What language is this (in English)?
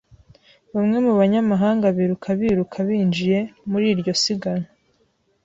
Kinyarwanda